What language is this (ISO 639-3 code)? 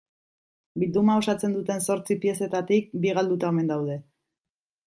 eus